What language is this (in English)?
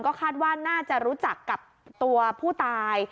Thai